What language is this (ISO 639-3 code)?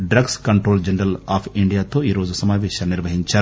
tel